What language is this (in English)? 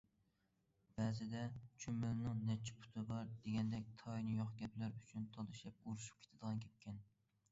Uyghur